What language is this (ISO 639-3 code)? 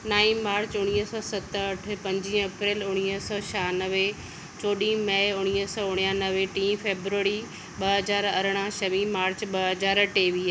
snd